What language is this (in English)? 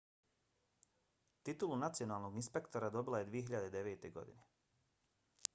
Bosnian